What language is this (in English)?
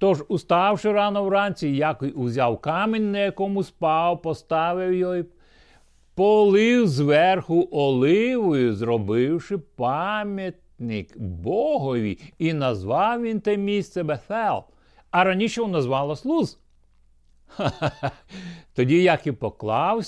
Ukrainian